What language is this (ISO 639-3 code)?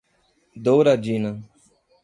por